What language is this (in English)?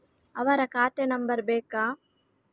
Kannada